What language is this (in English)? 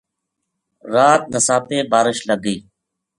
Gujari